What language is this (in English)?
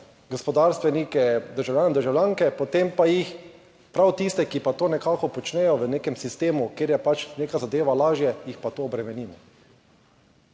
Slovenian